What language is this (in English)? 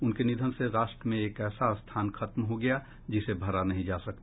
Hindi